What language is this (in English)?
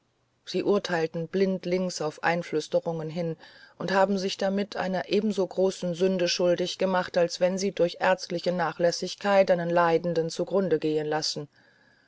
German